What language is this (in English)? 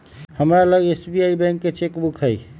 Magahi